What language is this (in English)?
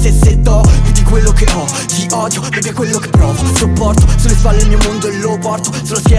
Italian